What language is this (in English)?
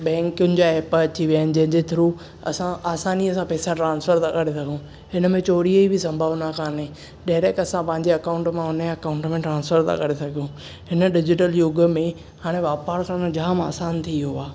Sindhi